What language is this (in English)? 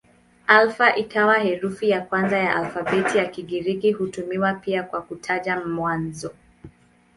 Swahili